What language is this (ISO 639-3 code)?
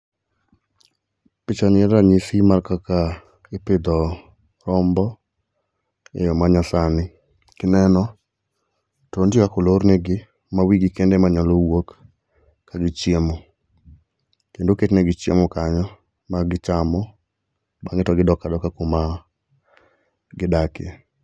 luo